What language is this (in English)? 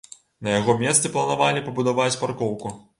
Belarusian